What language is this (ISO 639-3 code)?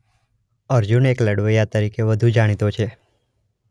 guj